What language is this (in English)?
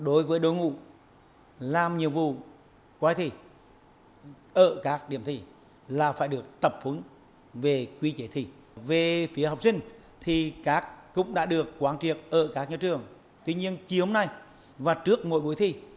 Vietnamese